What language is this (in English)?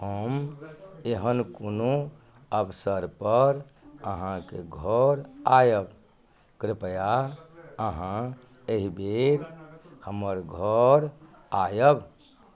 Maithili